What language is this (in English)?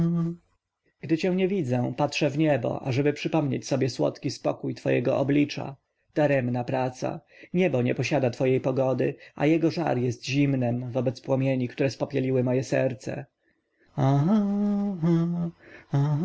Polish